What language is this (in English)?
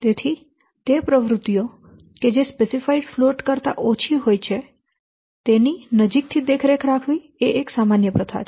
Gujarati